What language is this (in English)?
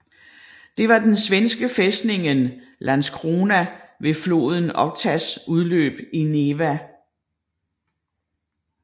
Danish